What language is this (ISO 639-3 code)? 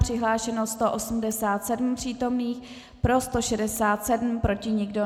ces